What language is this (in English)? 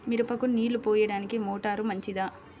Telugu